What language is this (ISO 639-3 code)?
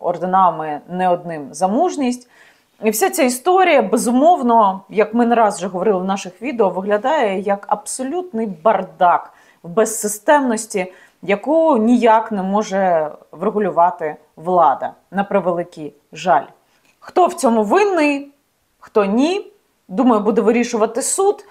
ukr